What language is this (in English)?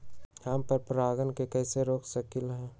Magahi